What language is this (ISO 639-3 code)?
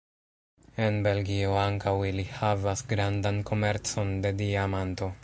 epo